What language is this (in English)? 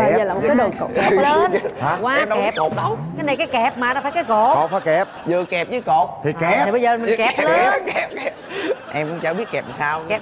Vietnamese